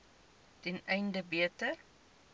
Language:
Afrikaans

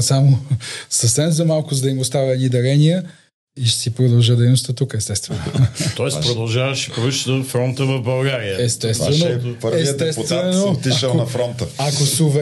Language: Bulgarian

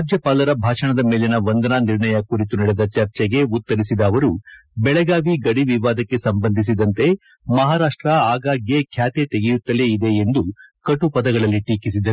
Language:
Kannada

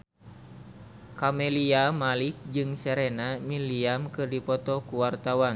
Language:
Sundanese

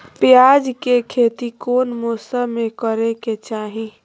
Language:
Magahi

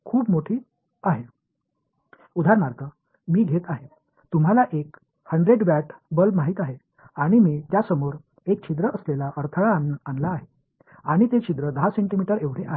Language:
Marathi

